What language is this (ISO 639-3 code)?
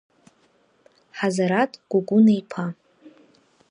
abk